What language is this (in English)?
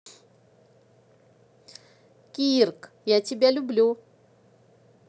Russian